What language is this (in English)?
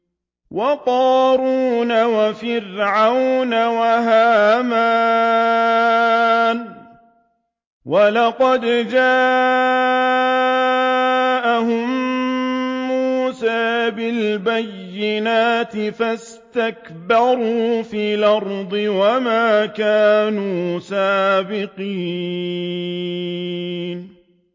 Arabic